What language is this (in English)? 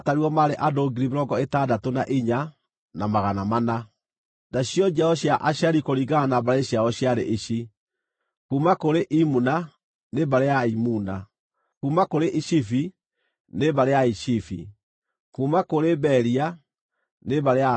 Kikuyu